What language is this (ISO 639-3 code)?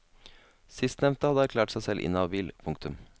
nor